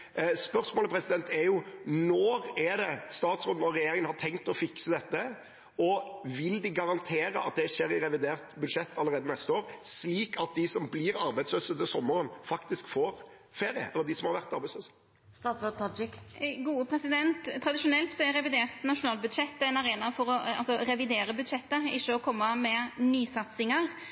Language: Norwegian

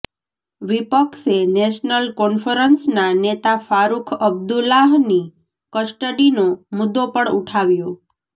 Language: Gujarati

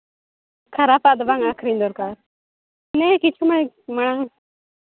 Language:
Santali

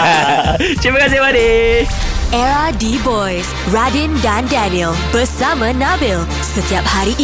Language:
Malay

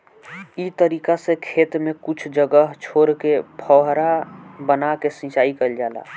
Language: Bhojpuri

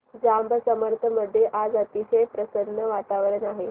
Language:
Marathi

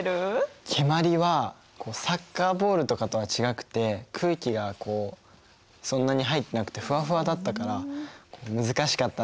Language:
Japanese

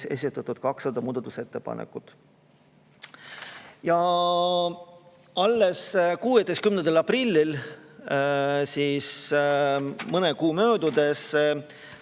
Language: Estonian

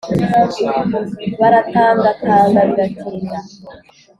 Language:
Kinyarwanda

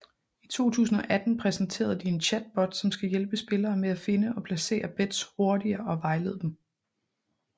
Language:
Danish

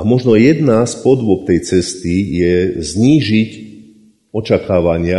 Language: Slovak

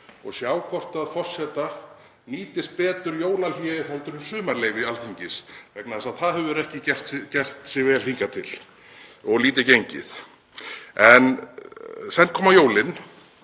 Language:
Icelandic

